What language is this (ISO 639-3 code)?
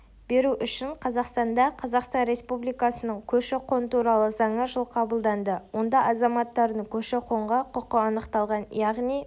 kaz